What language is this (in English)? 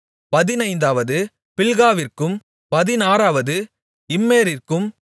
Tamil